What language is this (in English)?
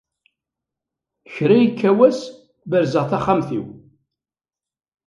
Kabyle